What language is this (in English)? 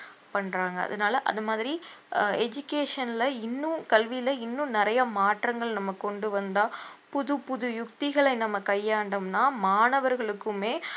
Tamil